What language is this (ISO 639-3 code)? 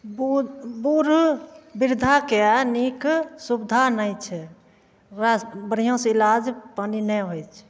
mai